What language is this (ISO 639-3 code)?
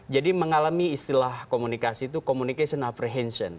ind